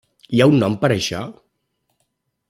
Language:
Catalan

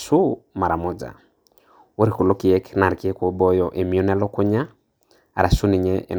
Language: Masai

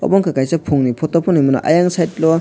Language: Kok Borok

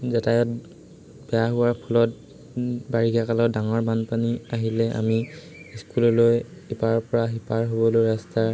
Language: Assamese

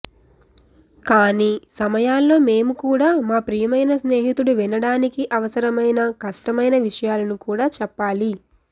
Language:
Telugu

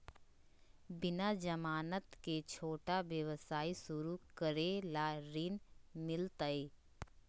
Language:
Magahi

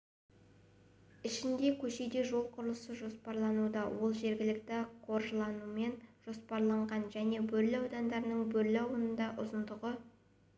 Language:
Kazakh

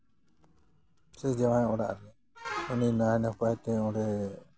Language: Santali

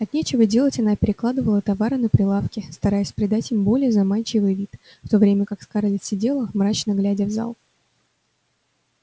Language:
Russian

